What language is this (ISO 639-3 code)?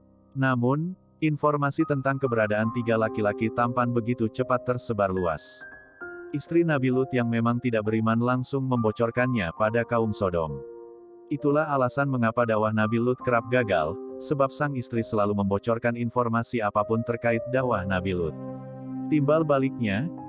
ind